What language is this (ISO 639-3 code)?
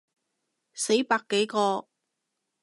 yue